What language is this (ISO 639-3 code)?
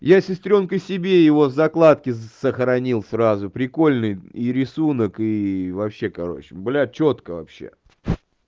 rus